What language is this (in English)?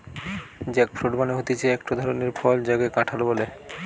Bangla